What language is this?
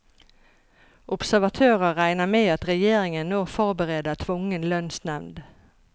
Norwegian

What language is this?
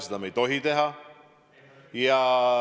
Estonian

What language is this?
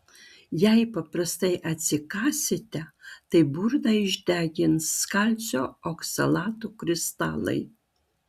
Lithuanian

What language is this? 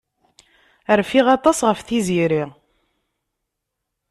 Kabyle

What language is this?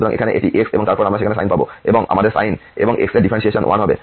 Bangla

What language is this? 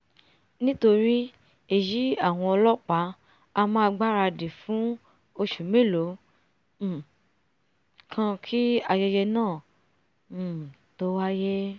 Yoruba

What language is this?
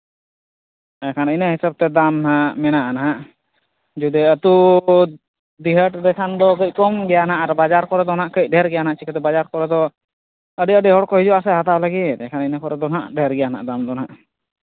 Santali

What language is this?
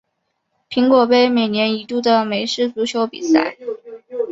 Chinese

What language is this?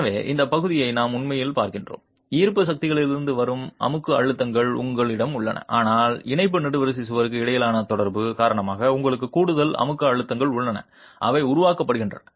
Tamil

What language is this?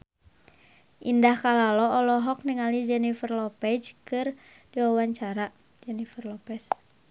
Sundanese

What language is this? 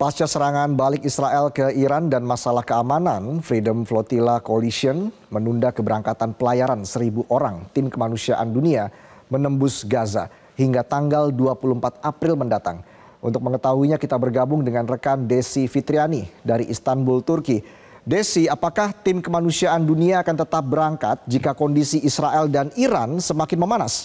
Indonesian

